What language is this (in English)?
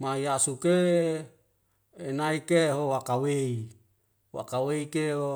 Wemale